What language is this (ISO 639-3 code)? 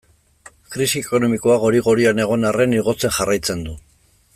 eus